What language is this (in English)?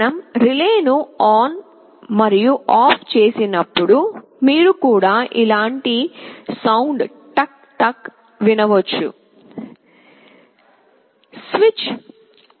Telugu